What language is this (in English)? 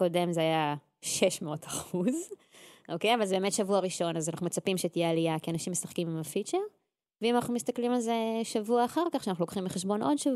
Hebrew